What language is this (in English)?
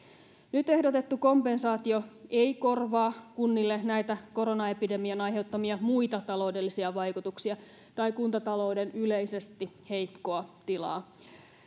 Finnish